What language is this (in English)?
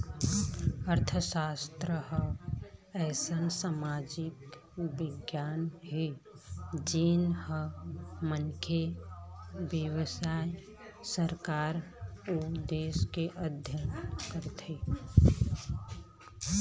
Chhattisgarhi